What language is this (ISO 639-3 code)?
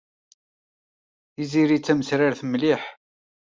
kab